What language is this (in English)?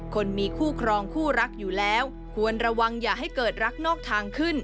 Thai